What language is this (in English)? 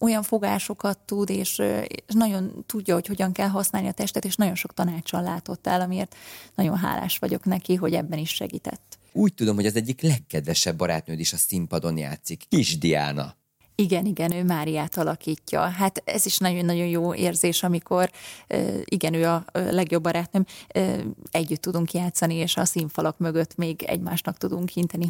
Hungarian